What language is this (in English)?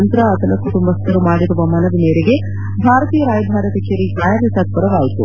Kannada